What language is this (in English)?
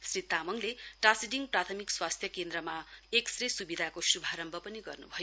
Nepali